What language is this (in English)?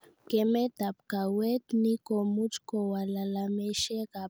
Kalenjin